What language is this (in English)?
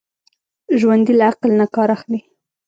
Pashto